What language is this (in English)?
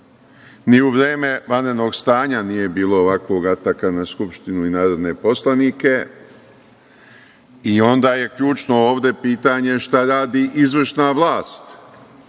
Serbian